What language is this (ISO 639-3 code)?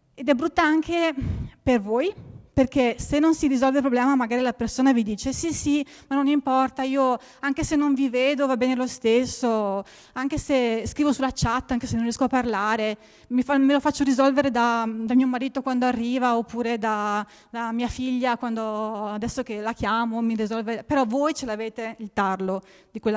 ita